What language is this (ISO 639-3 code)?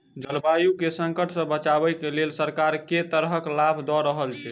mai